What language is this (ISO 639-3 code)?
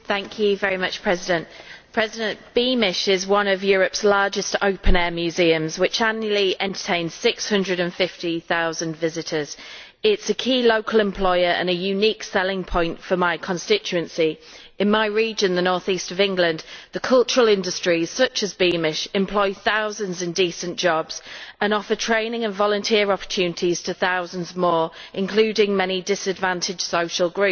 eng